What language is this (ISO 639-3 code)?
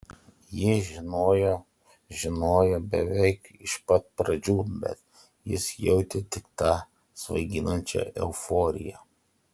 lit